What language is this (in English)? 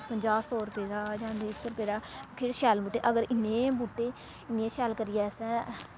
Dogri